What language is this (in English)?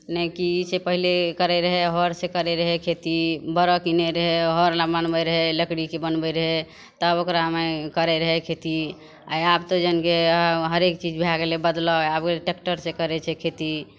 Maithili